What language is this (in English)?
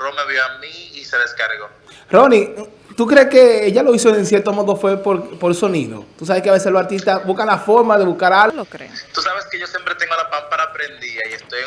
Spanish